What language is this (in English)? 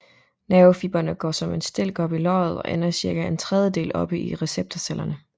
Danish